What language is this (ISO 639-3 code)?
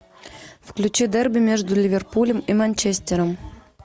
rus